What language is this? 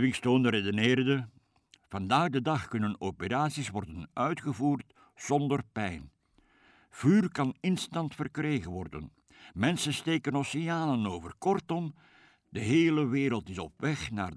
Dutch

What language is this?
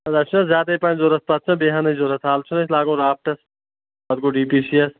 Kashmiri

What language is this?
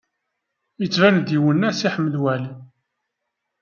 Kabyle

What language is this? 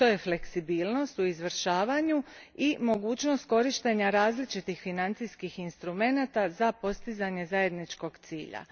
Croatian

